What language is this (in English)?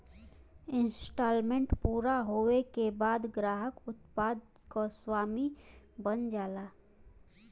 Bhojpuri